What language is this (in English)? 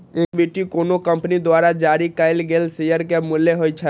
Maithili